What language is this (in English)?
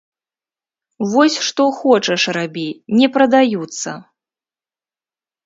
Belarusian